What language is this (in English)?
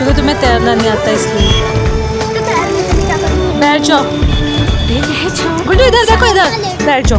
Turkish